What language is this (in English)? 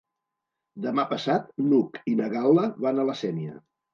Catalan